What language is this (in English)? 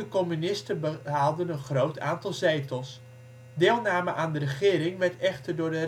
Dutch